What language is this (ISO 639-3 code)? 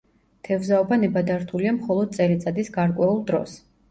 kat